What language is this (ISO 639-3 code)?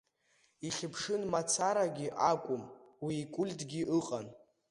abk